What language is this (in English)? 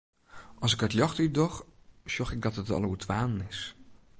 Western Frisian